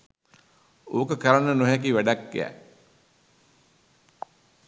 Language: Sinhala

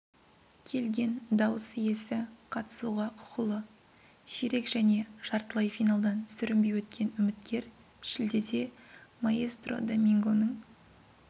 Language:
Kazakh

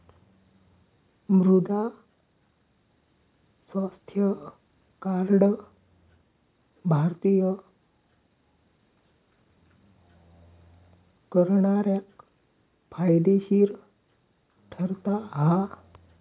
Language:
Marathi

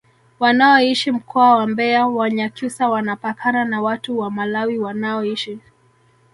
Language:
Swahili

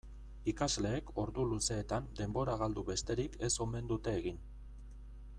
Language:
Basque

